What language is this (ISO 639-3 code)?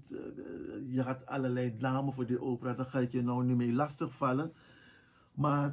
nld